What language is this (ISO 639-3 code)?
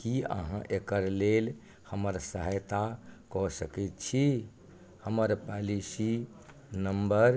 mai